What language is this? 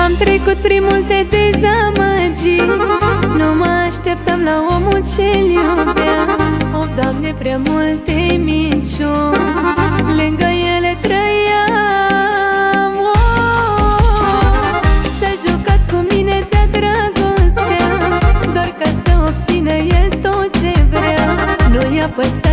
Romanian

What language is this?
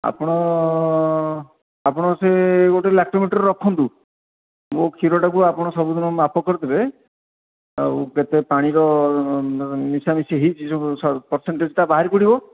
Odia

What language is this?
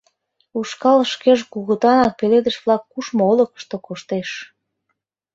Mari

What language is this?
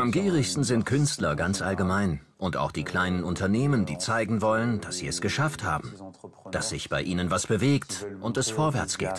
German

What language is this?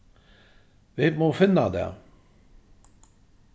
Faroese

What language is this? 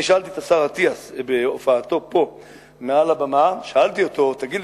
Hebrew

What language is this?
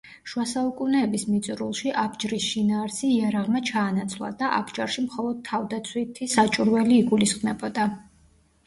Georgian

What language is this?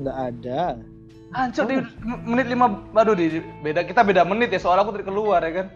Indonesian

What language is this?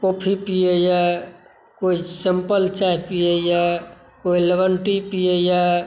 Maithili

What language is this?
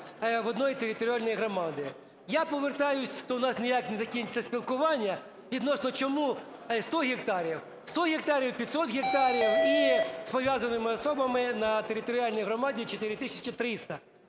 Ukrainian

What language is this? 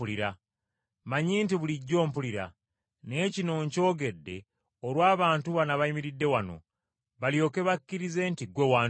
Ganda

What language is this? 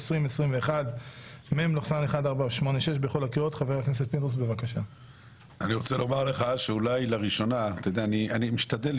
Hebrew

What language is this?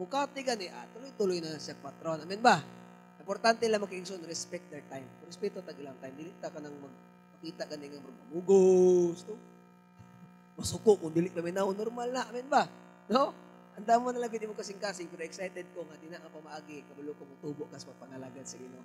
Filipino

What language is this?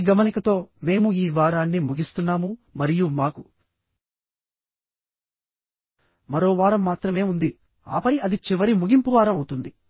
Telugu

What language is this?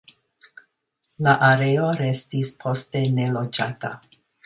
Esperanto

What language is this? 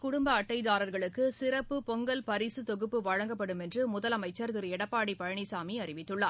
Tamil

